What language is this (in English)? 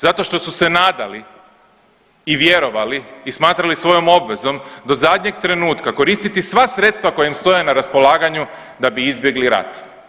Croatian